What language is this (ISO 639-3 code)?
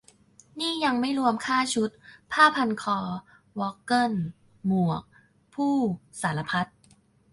tha